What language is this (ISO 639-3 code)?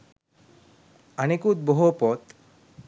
sin